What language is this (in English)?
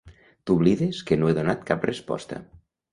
Catalan